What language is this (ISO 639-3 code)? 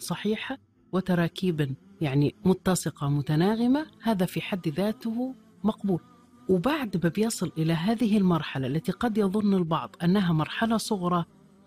ara